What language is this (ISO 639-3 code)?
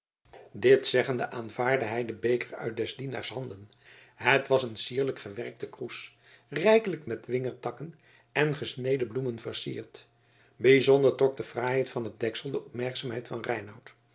nld